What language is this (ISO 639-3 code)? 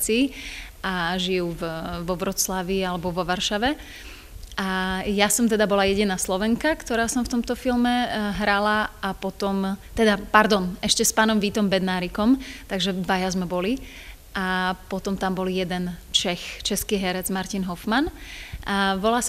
slk